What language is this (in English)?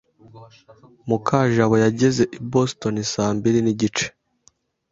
Kinyarwanda